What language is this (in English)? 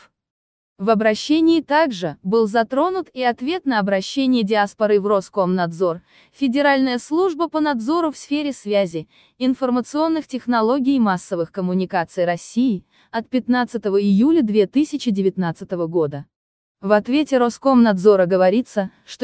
Russian